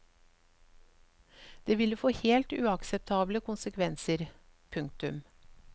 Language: Norwegian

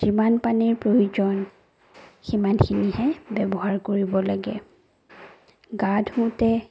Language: Assamese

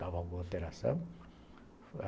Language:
Portuguese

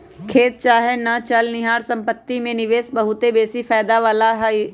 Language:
Magahi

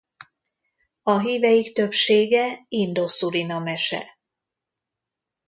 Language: Hungarian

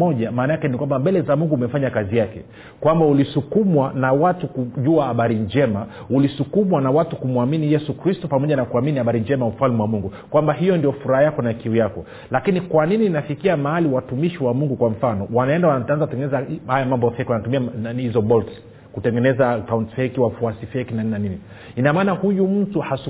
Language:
Swahili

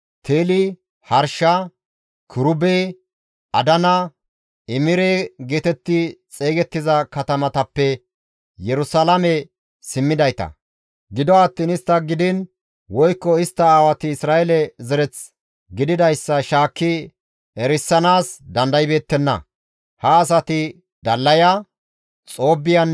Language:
Gamo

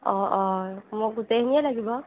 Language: Assamese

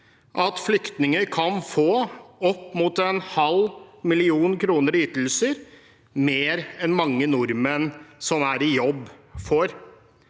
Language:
Norwegian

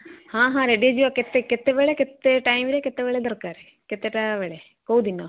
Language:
Odia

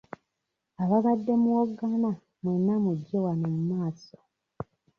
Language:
Ganda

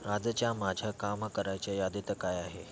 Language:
Marathi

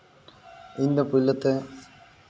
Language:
Santali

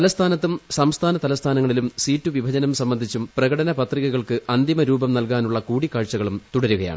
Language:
Malayalam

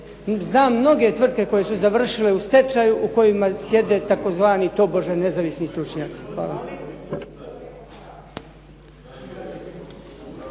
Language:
Croatian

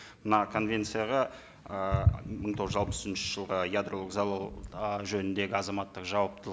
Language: Kazakh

